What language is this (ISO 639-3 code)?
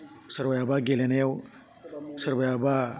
brx